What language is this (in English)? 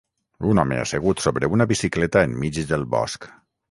Catalan